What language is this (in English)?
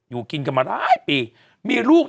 Thai